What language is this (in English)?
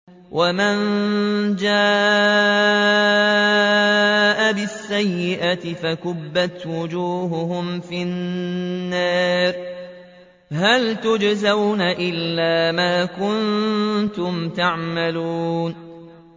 Arabic